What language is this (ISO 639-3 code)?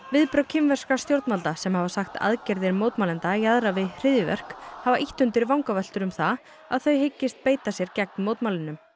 isl